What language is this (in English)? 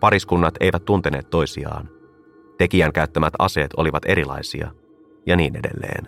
Finnish